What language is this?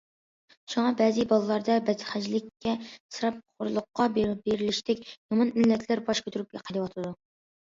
Uyghur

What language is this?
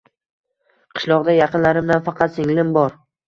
Uzbek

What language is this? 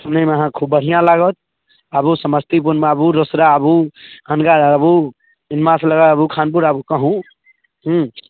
Maithili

